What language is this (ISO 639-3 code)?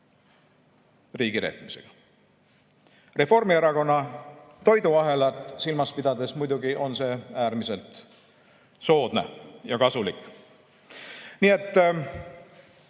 est